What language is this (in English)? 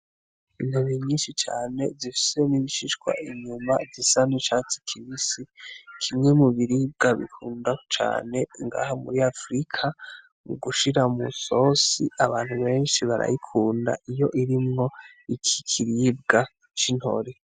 Rundi